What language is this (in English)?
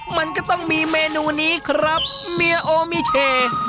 Thai